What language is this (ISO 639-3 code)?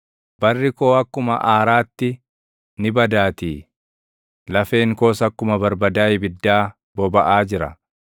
orm